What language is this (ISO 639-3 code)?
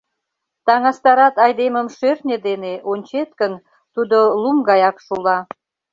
chm